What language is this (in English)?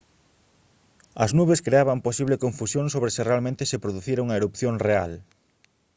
Galician